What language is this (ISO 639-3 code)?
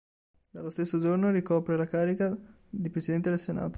ita